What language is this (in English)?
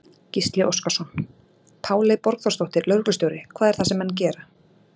Icelandic